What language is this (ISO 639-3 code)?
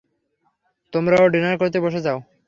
ben